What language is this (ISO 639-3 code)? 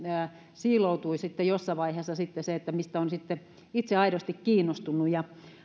fin